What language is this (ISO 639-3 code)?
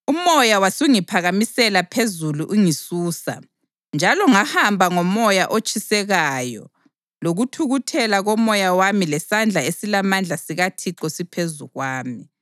nde